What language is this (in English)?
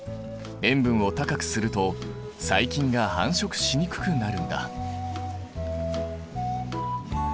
Japanese